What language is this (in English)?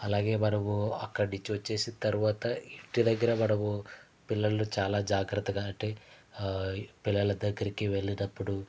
Telugu